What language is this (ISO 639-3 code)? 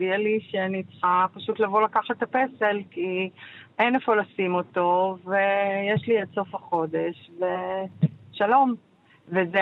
heb